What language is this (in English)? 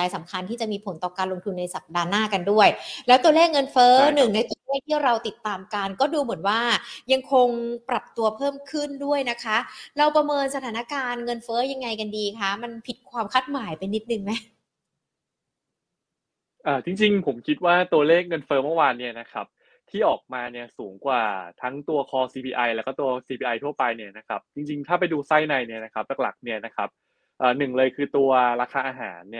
Thai